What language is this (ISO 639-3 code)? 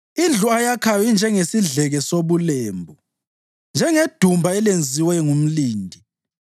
nde